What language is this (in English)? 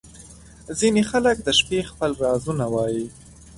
Pashto